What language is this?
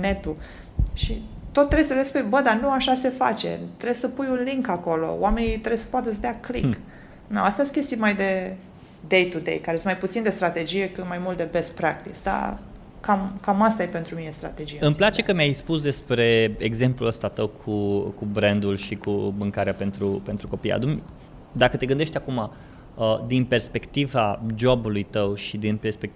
Romanian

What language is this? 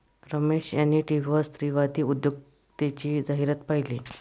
Marathi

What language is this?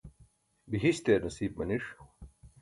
Burushaski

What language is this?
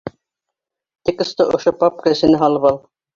Bashkir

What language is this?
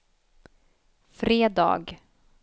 Swedish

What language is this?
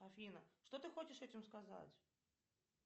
Russian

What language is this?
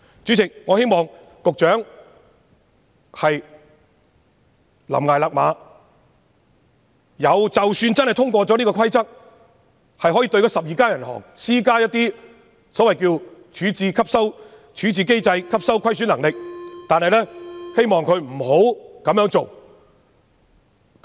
Cantonese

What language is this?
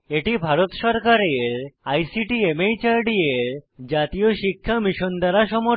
Bangla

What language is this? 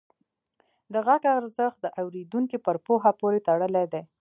Pashto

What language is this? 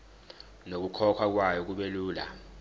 Zulu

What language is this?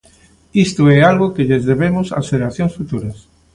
Galician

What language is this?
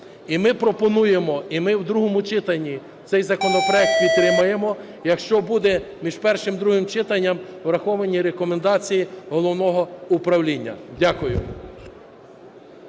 Ukrainian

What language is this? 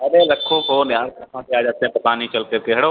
Hindi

